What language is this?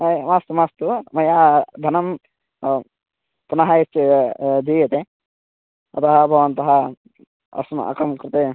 Sanskrit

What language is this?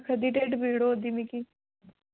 Dogri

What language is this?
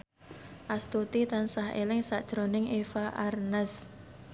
Javanese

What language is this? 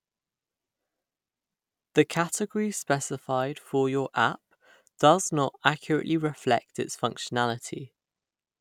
English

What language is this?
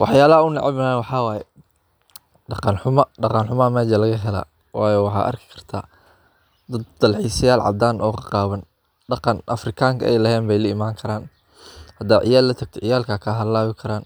Somali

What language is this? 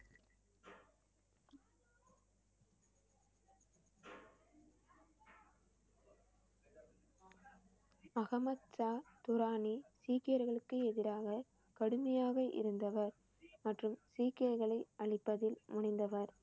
Tamil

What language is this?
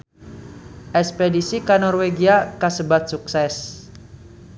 Sundanese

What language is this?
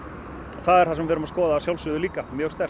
Icelandic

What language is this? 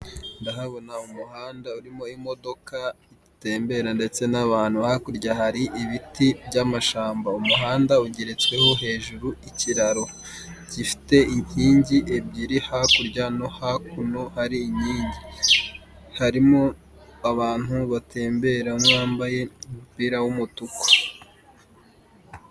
Kinyarwanda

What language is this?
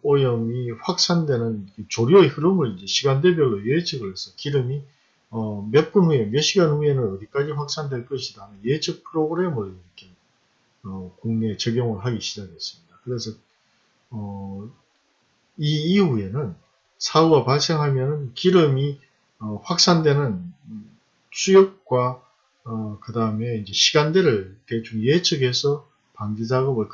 Korean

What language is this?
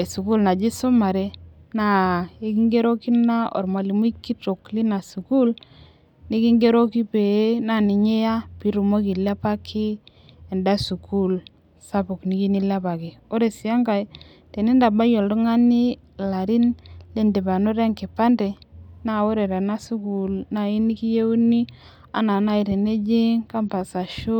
Masai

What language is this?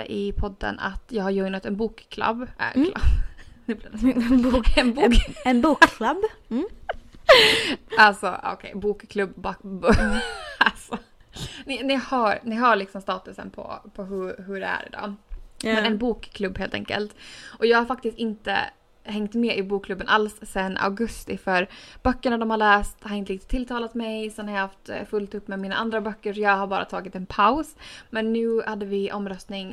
Swedish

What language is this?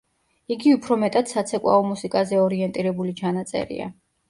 Georgian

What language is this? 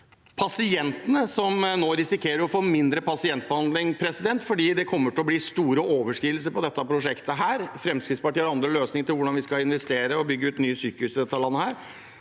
Norwegian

